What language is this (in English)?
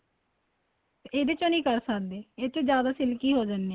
Punjabi